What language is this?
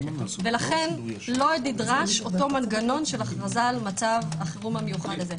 Hebrew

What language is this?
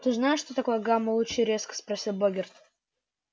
Russian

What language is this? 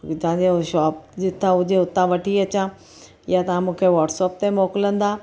Sindhi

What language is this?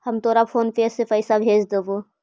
Magahi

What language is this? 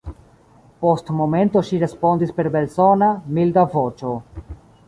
Esperanto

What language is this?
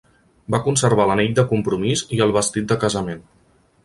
Catalan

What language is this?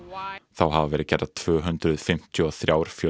Icelandic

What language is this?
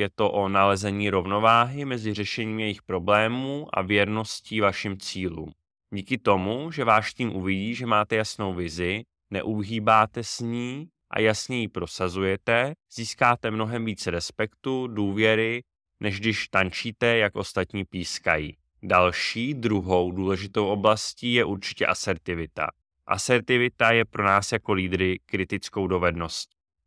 Czech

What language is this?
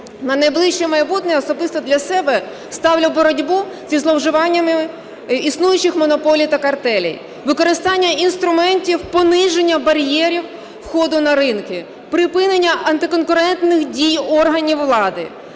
Ukrainian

